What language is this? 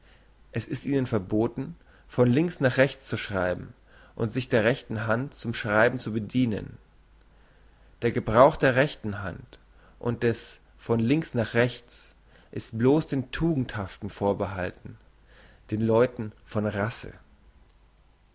German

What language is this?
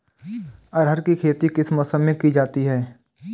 Hindi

